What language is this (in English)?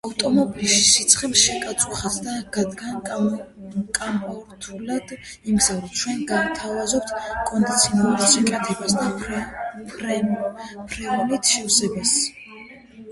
Georgian